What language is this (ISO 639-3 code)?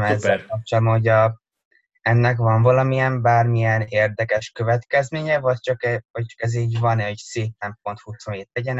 hun